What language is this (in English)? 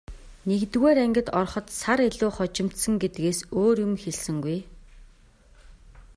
Mongolian